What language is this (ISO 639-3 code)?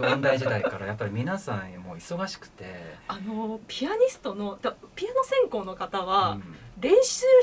jpn